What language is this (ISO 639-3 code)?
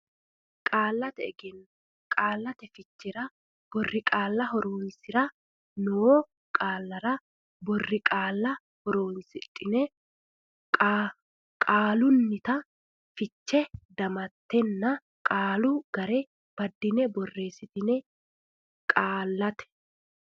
sid